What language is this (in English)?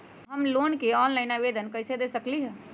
Magahi